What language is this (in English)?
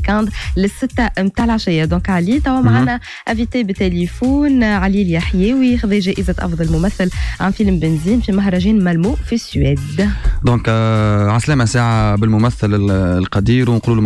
Arabic